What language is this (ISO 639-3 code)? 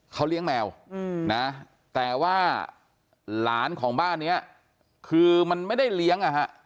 tha